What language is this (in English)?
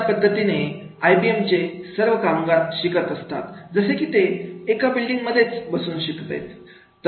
Marathi